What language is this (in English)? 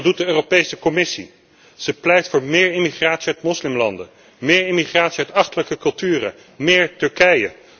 Dutch